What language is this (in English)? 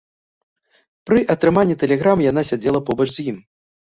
Belarusian